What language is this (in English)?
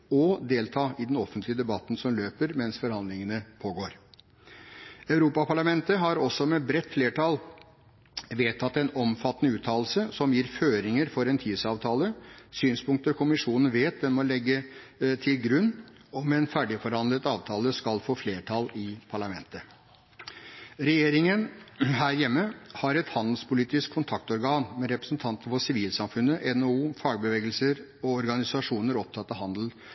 Norwegian Bokmål